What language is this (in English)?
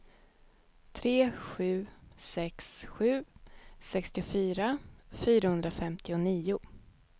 Swedish